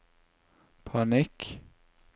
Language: Norwegian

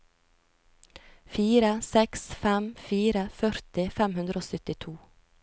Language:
Norwegian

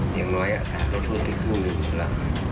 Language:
Thai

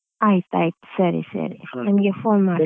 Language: Kannada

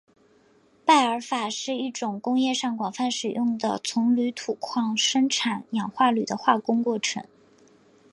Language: Chinese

